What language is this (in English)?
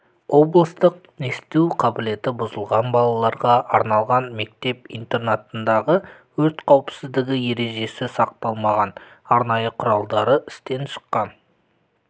Kazakh